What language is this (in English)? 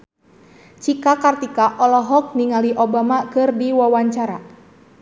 Sundanese